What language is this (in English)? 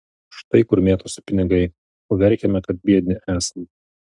Lithuanian